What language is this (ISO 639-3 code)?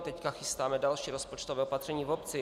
ces